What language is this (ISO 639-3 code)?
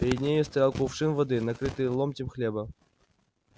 rus